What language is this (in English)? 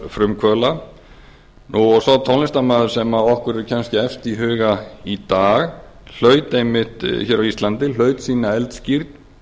Icelandic